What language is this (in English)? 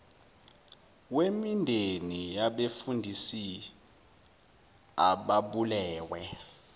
Zulu